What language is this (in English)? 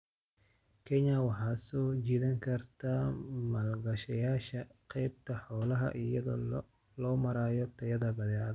Somali